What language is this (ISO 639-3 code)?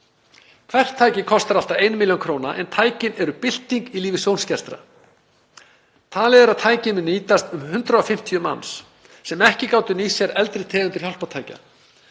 isl